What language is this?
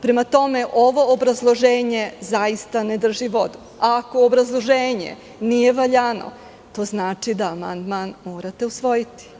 Serbian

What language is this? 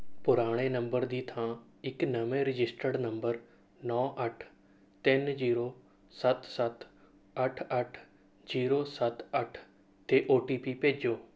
Punjabi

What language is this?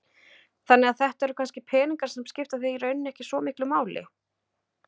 Icelandic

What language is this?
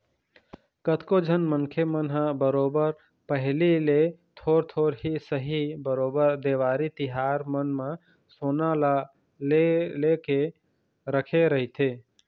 Chhattisgarhi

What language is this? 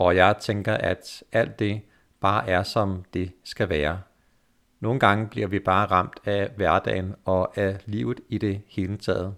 Danish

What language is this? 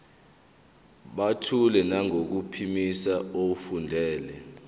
Zulu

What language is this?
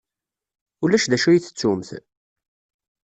Kabyle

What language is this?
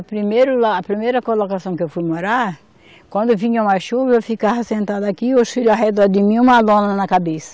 Portuguese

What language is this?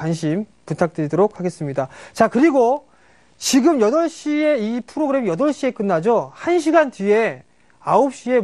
Korean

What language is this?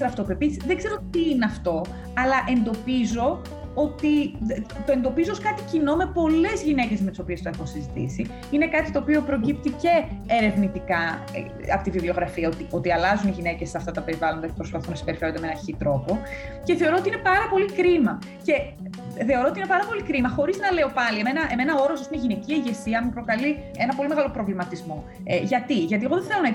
Greek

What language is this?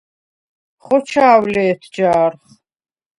Svan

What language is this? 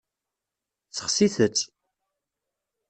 Kabyle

